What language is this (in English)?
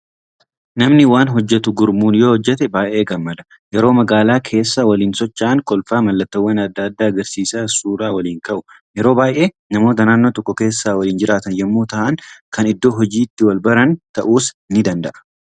Oromo